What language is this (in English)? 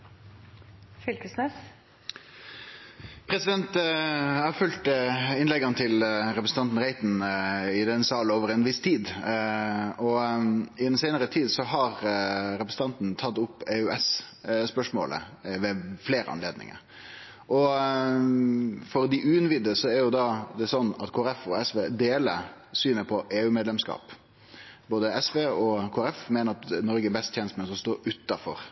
Norwegian Nynorsk